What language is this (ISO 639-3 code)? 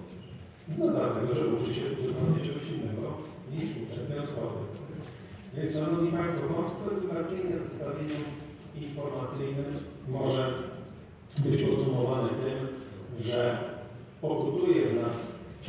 pol